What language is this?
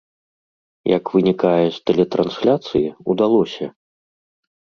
Belarusian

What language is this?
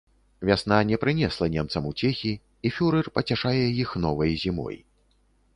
Belarusian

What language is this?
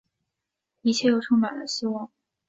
Chinese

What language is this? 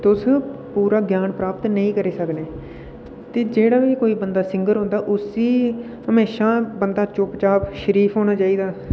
Dogri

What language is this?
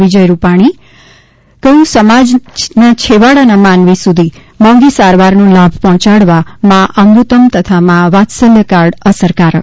Gujarati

